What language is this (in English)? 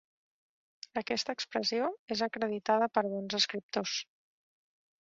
Catalan